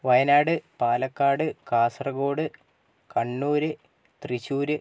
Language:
Malayalam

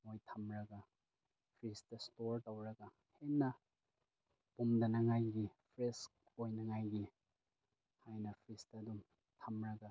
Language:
Manipuri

